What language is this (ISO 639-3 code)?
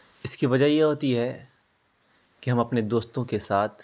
urd